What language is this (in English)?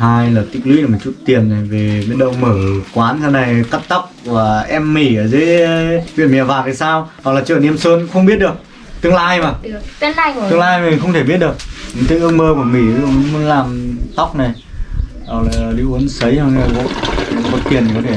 Vietnamese